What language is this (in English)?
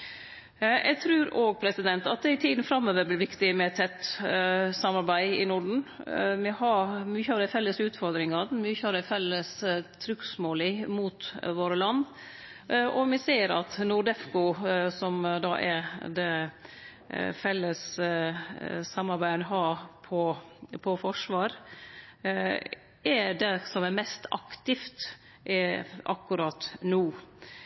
Norwegian Nynorsk